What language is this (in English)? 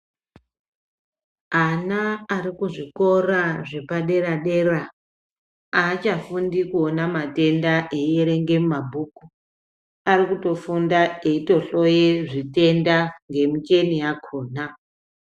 Ndau